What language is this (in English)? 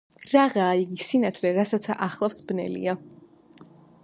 Georgian